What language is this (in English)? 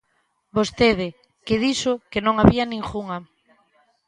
Galician